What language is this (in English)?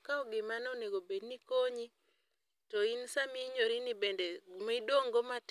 Luo (Kenya and Tanzania)